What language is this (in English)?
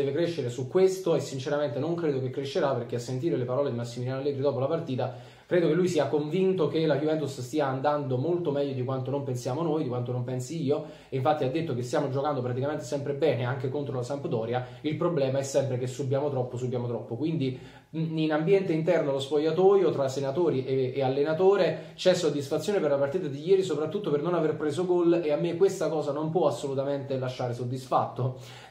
Italian